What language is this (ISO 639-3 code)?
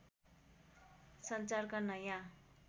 nep